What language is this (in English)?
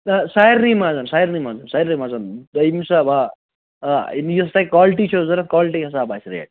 Kashmiri